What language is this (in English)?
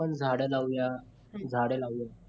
Marathi